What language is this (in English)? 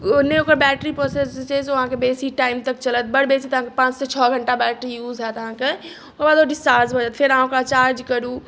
Maithili